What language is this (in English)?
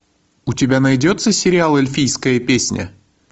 Russian